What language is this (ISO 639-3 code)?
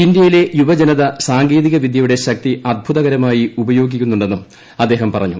mal